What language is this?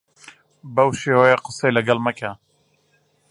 Central Kurdish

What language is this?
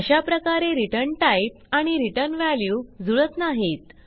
Marathi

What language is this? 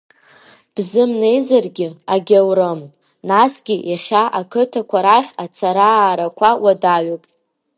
Abkhazian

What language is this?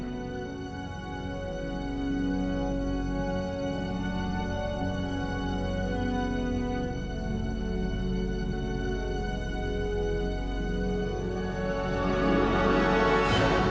Indonesian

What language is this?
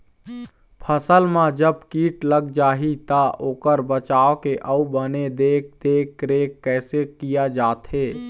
Chhattisgarhi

